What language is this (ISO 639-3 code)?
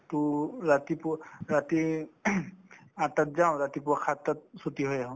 asm